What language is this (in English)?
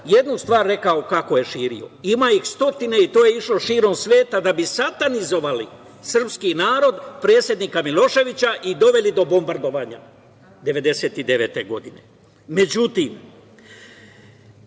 Serbian